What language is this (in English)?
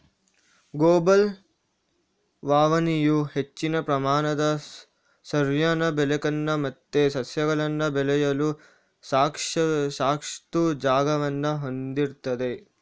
Kannada